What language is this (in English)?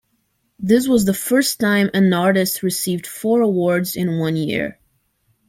English